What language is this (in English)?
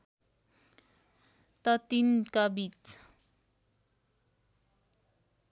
Nepali